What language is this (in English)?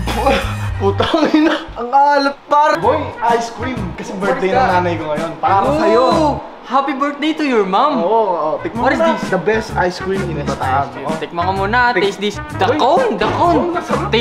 Filipino